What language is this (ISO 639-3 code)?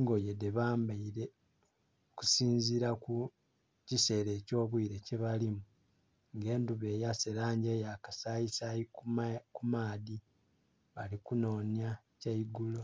xog